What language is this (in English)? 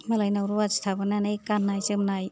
Bodo